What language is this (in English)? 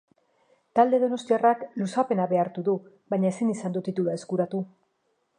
Basque